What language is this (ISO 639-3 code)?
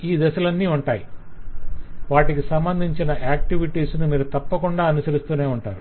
tel